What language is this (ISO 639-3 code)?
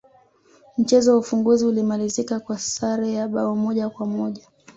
swa